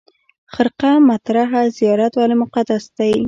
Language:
Pashto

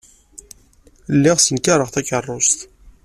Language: Kabyle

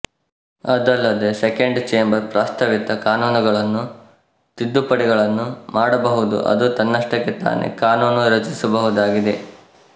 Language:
Kannada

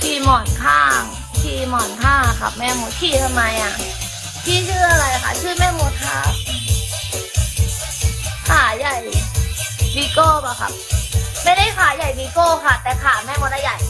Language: Thai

